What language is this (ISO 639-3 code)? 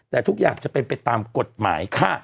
tha